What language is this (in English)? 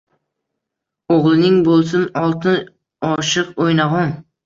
Uzbek